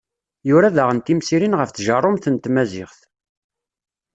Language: Kabyle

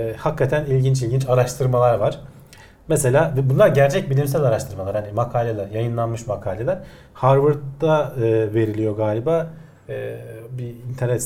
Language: Turkish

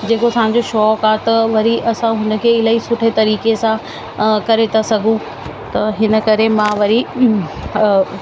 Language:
Sindhi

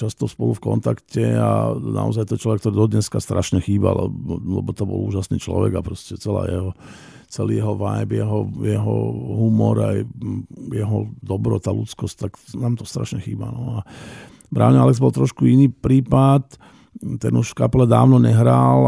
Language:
Slovak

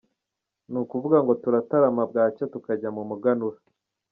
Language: Kinyarwanda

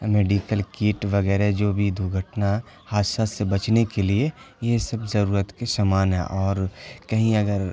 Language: Urdu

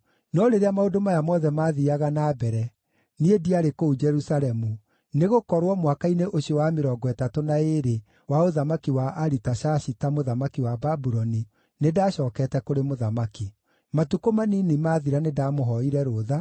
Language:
Kikuyu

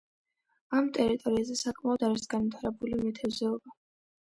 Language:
Georgian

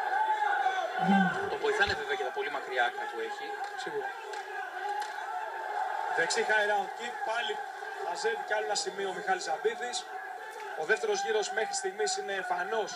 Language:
Greek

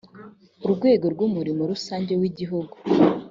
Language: Kinyarwanda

